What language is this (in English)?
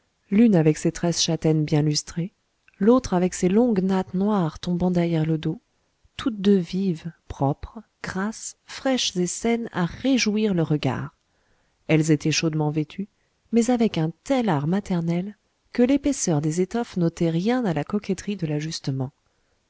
French